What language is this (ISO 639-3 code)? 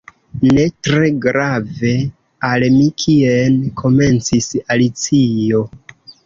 epo